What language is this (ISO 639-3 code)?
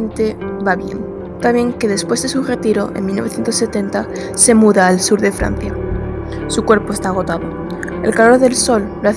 spa